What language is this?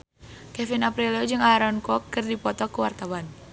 Sundanese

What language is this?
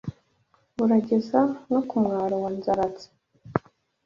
Kinyarwanda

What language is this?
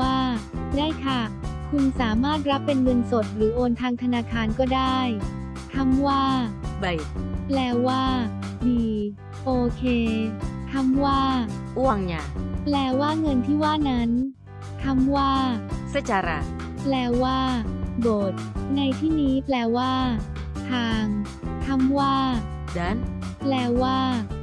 Thai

